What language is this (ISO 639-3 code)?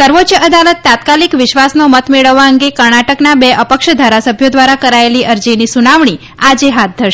guj